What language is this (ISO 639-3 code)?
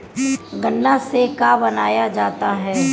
bho